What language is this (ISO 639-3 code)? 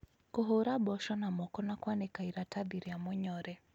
kik